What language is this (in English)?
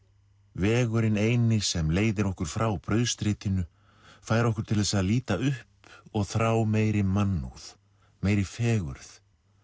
Icelandic